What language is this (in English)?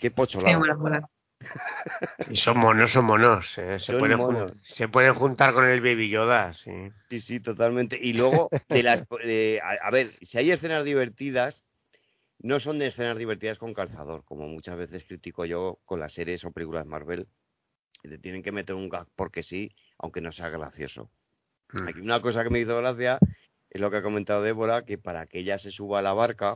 Spanish